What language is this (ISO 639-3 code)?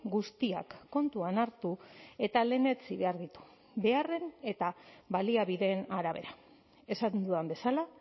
eus